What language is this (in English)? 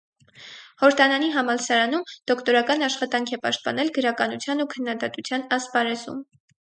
Armenian